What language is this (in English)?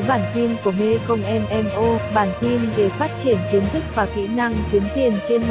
Vietnamese